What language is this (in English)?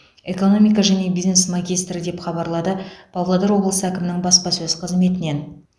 Kazakh